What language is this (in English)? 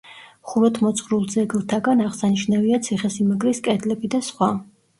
Georgian